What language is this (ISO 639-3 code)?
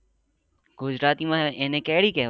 guj